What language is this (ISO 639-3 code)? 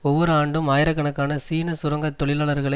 tam